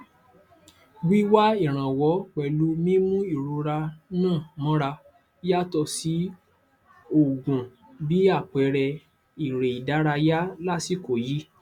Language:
Yoruba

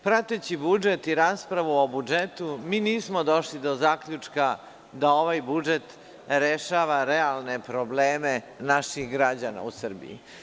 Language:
Serbian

